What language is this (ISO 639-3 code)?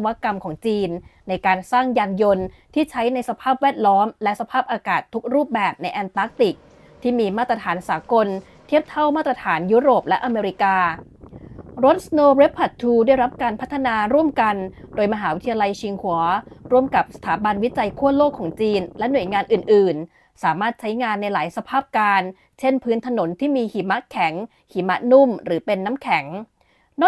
tha